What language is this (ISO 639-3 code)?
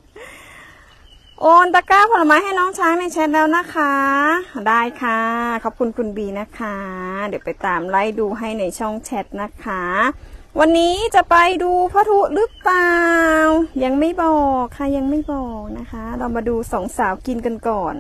tha